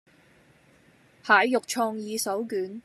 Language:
Cantonese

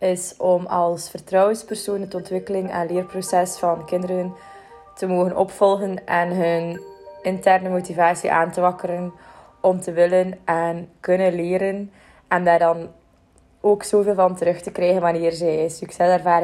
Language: Dutch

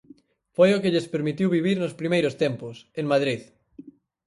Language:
Galician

